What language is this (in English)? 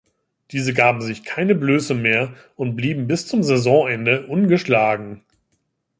German